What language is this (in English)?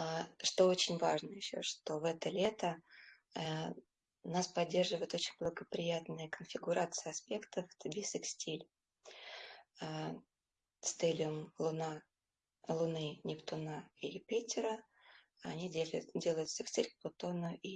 Russian